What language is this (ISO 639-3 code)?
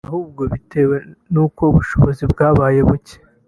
kin